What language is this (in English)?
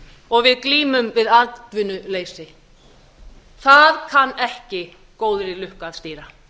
Icelandic